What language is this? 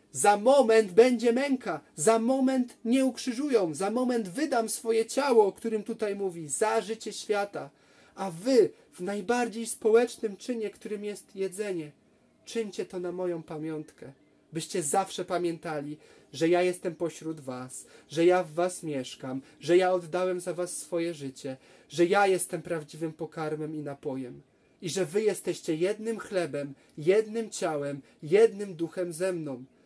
Polish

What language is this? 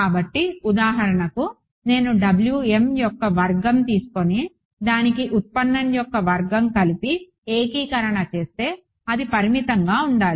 Telugu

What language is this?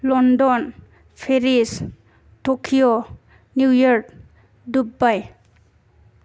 Bodo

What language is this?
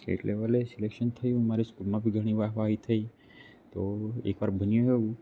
Gujarati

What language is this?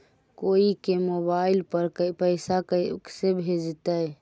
Magahi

